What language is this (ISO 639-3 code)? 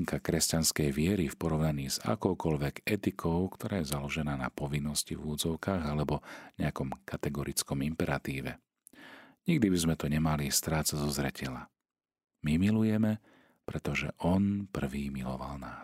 slk